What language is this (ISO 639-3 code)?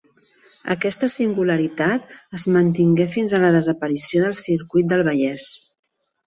cat